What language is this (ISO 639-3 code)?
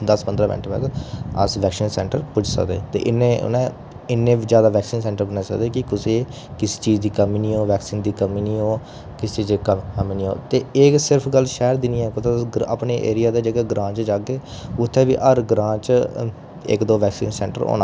doi